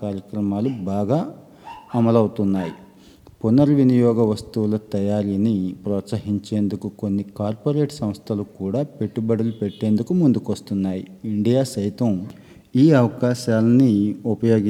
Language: Telugu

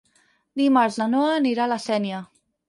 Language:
Catalan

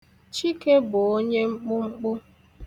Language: Igbo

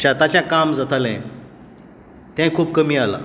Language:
Konkani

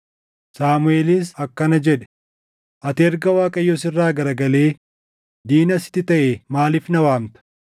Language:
Oromo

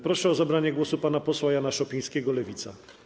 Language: Polish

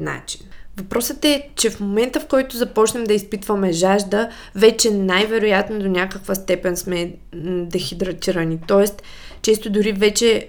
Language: Bulgarian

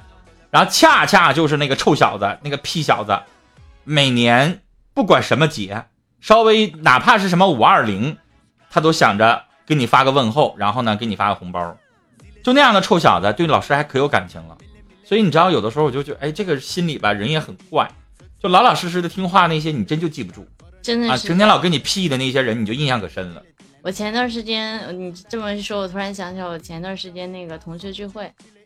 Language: Chinese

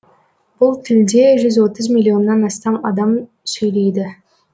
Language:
Kazakh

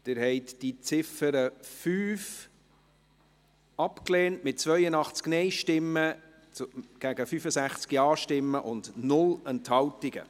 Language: Swiss German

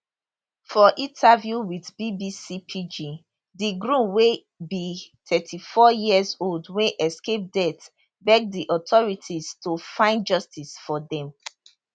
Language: Nigerian Pidgin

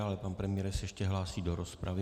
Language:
Czech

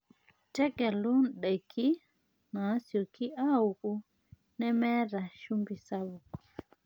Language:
Masai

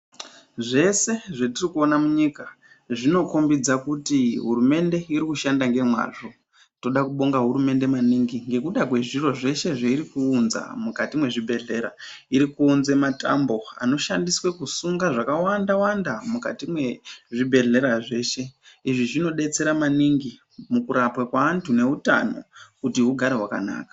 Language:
Ndau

